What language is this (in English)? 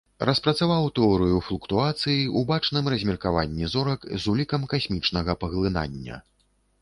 Belarusian